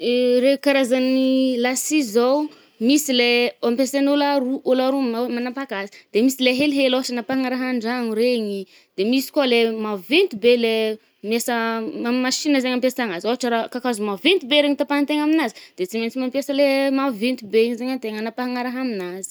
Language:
Northern Betsimisaraka Malagasy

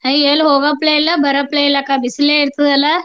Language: Kannada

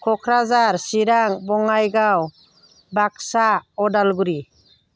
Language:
Bodo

